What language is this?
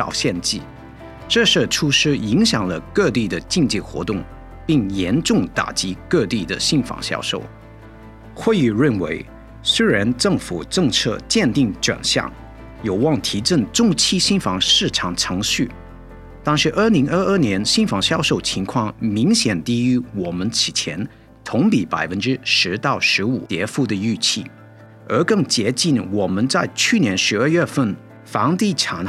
Chinese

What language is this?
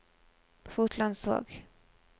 Norwegian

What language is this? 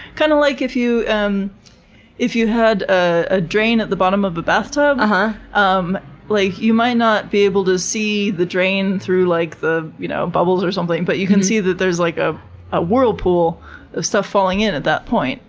English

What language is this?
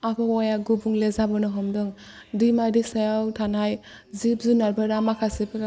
Bodo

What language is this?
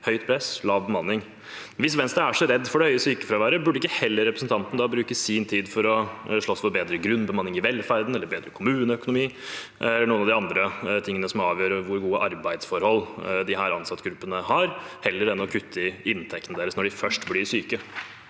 Norwegian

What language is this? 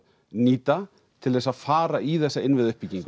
Icelandic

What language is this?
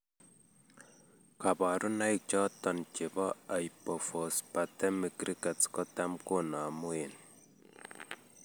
Kalenjin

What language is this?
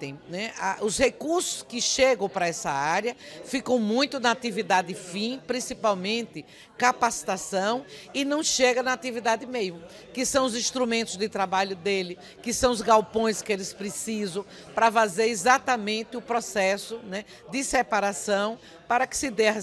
Portuguese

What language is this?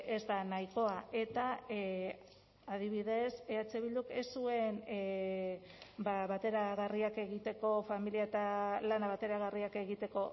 Basque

